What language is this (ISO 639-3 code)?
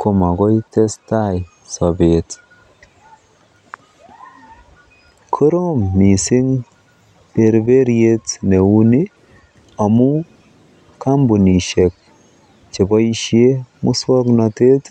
kln